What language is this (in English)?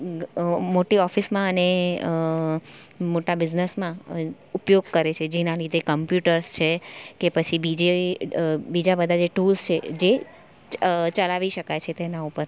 Gujarati